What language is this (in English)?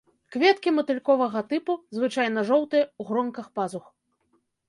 Belarusian